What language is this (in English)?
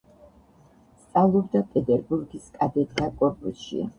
Georgian